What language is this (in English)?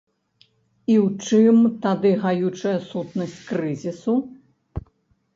Belarusian